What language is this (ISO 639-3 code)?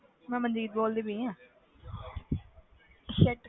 pan